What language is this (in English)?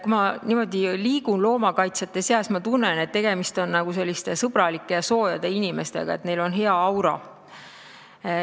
Estonian